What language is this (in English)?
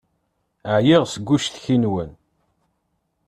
Kabyle